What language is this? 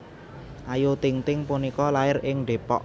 Javanese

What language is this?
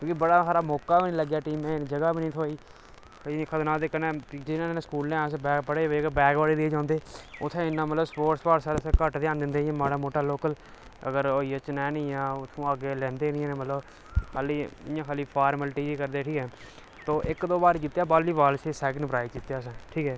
Dogri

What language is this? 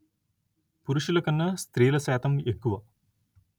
Telugu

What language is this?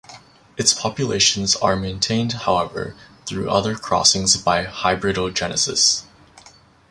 English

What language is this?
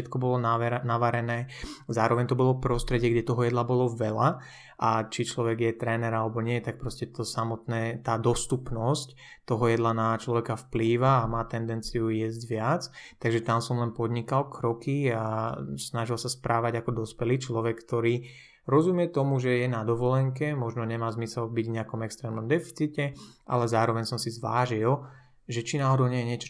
Slovak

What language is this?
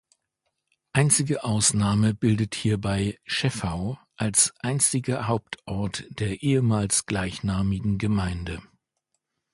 German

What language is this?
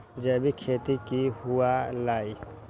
Magahi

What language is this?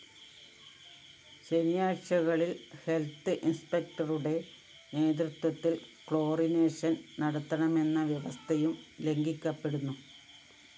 Malayalam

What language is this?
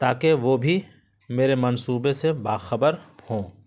Urdu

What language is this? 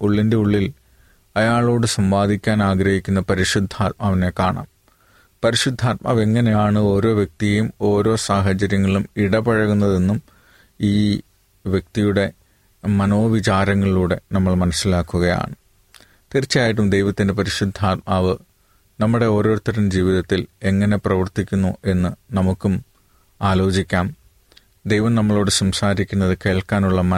Malayalam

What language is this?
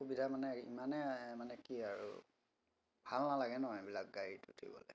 Assamese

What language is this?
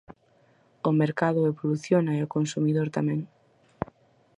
Galician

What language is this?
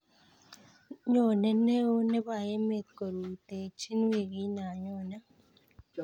Kalenjin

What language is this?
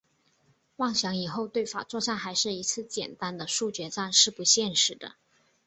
Chinese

